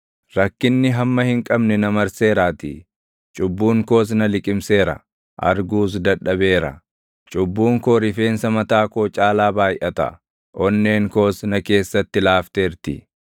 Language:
Oromo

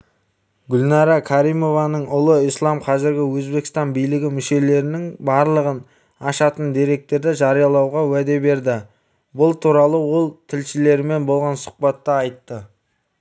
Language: Kazakh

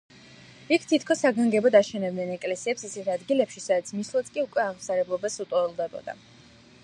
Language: Georgian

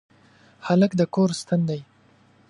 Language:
Pashto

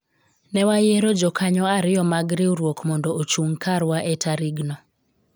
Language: Luo (Kenya and Tanzania)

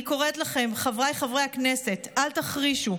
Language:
Hebrew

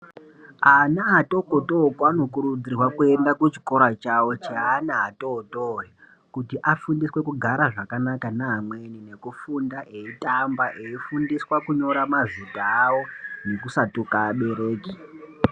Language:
Ndau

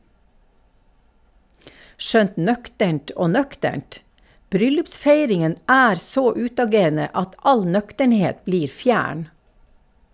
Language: Norwegian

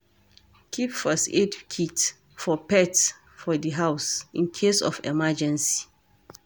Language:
Nigerian Pidgin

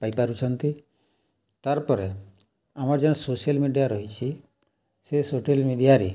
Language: Odia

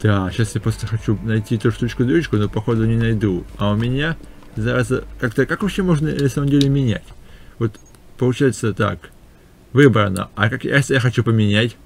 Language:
Russian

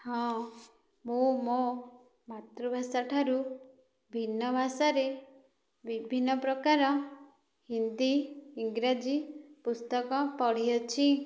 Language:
Odia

